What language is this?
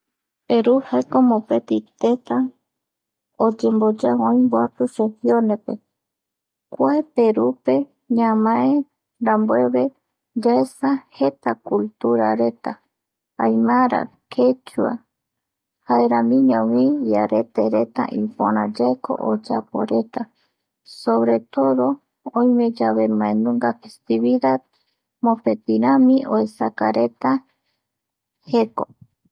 Eastern Bolivian Guaraní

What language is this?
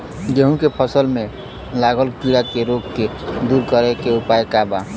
Bhojpuri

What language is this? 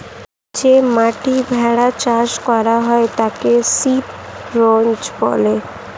Bangla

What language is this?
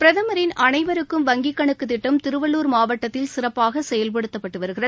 Tamil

